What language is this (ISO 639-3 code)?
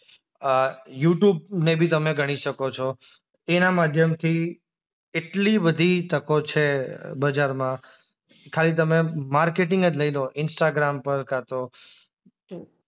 guj